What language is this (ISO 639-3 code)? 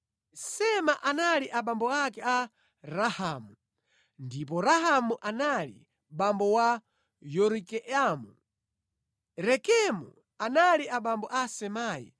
nya